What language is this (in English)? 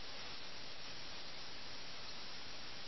Malayalam